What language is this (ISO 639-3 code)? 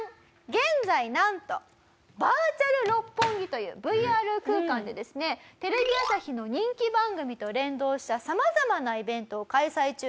jpn